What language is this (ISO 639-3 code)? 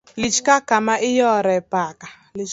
luo